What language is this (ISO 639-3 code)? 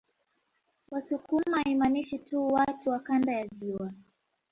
swa